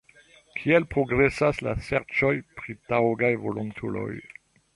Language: Esperanto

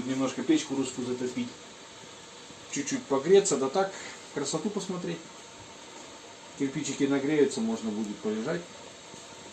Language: Russian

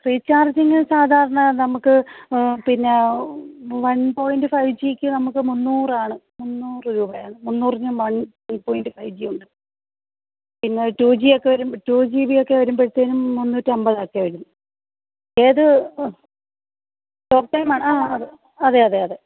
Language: Malayalam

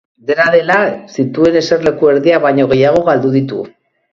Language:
Basque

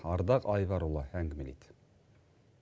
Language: Kazakh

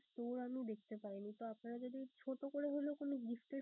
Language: Bangla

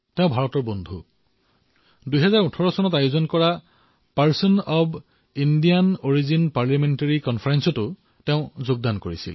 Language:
Assamese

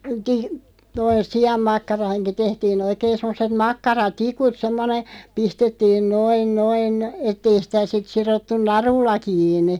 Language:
Finnish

